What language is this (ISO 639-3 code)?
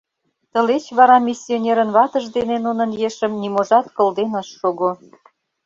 chm